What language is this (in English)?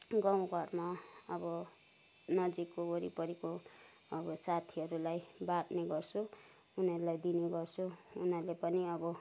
Nepali